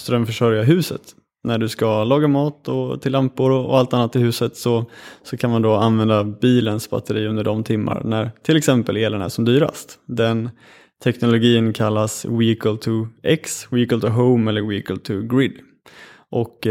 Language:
Swedish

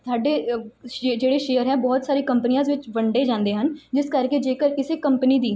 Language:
Punjabi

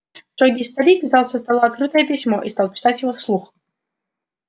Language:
Russian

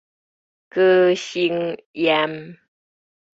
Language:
Min Nan Chinese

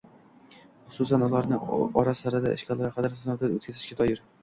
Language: Uzbek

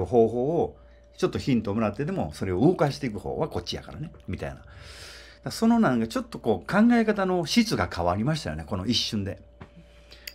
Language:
Japanese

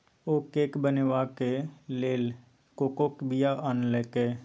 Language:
Maithili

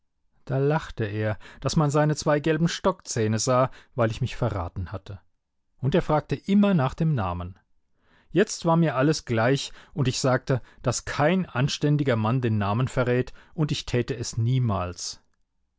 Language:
German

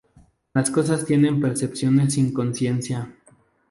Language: Spanish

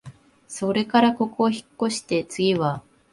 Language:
Japanese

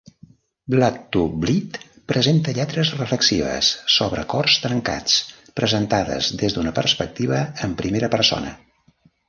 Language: Catalan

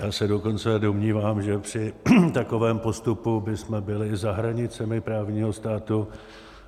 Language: Czech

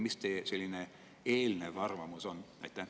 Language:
Estonian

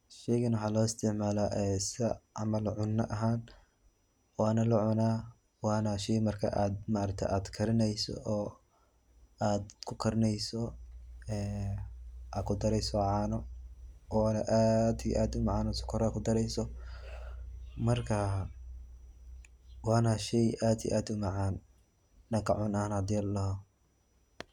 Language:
Somali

